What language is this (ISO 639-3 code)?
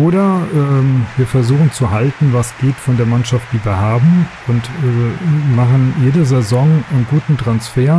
deu